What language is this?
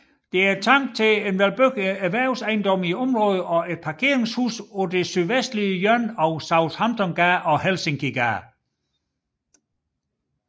Danish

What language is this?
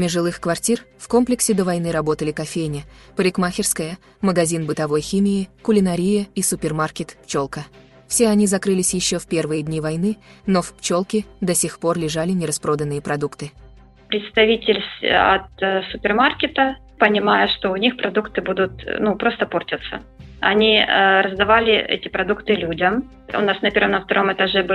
Russian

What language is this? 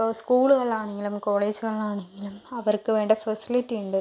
Malayalam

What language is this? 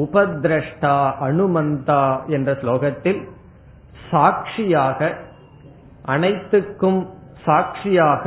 Tamil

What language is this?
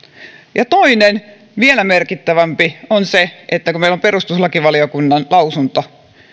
Finnish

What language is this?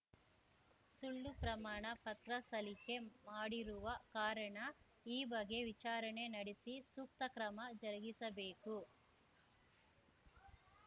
Kannada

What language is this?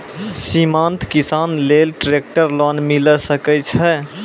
Maithili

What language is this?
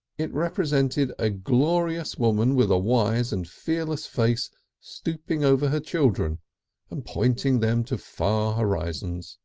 English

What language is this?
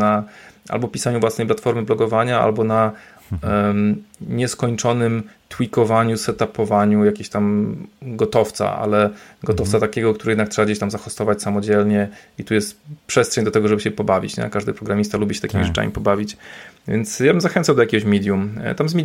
Polish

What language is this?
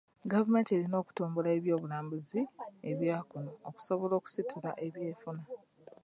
Ganda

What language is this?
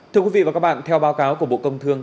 Vietnamese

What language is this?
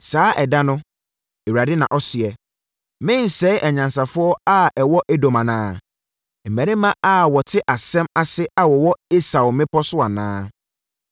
Akan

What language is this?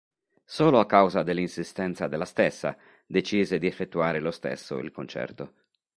Italian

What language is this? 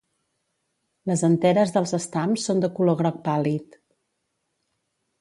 Catalan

